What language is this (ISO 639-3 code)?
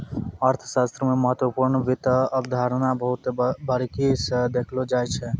mai